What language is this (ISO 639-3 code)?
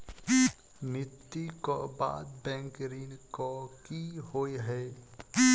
mai